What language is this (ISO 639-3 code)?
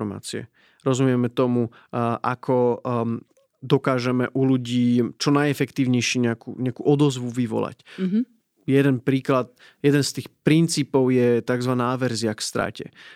slk